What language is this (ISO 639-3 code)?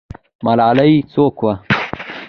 pus